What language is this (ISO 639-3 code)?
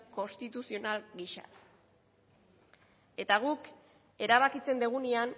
eus